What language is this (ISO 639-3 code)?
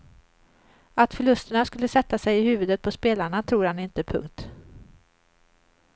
swe